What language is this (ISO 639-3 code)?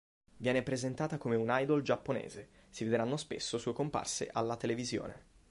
ita